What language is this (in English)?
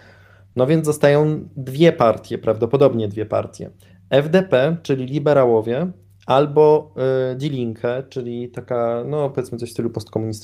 Polish